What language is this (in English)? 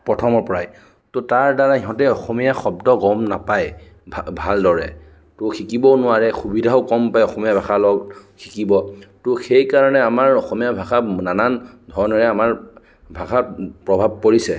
Assamese